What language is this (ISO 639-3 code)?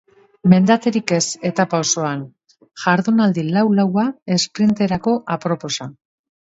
eus